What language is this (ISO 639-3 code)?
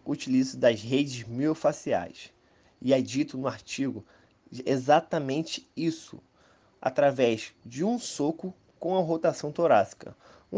por